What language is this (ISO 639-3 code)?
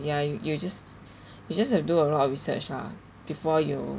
eng